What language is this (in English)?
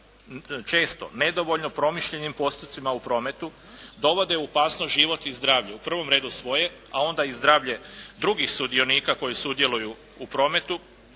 Croatian